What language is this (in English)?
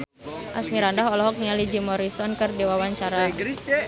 Sundanese